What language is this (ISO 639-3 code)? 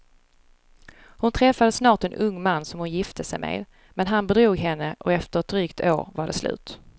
swe